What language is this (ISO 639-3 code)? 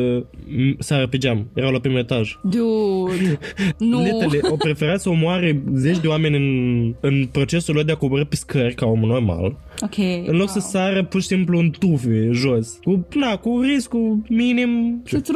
ron